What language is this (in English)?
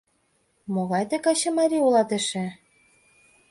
Mari